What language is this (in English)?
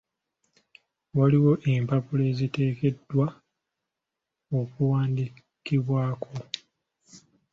Ganda